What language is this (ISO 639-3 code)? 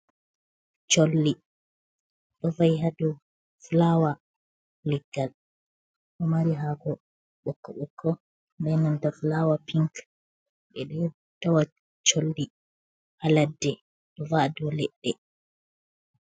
ful